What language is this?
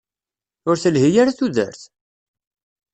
Kabyle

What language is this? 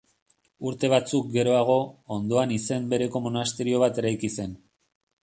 Basque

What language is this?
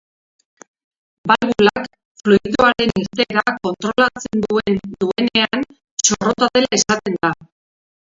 Basque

